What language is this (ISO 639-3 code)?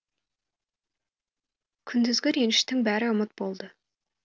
kaz